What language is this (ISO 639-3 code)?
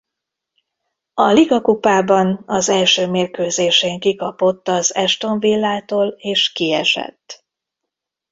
hun